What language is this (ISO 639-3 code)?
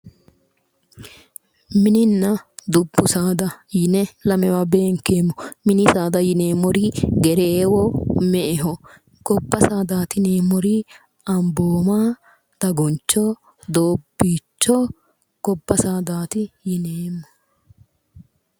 sid